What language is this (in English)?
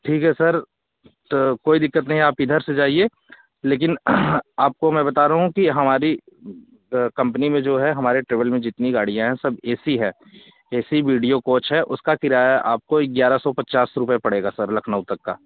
Hindi